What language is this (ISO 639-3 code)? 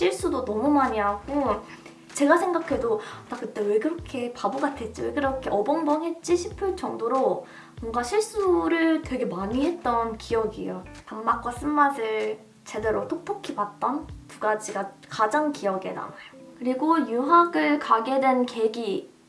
kor